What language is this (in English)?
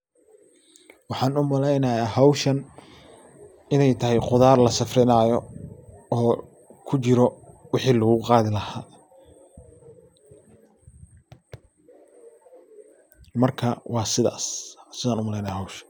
Somali